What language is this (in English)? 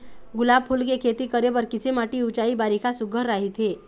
Chhattisgarhi